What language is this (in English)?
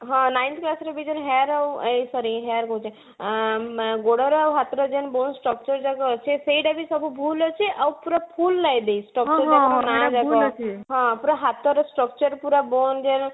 Odia